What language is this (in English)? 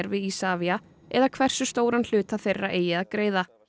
Icelandic